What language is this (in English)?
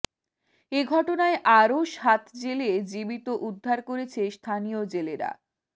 Bangla